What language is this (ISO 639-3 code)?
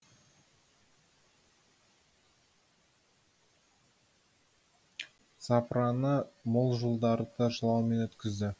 kaz